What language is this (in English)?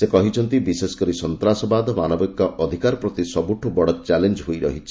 Odia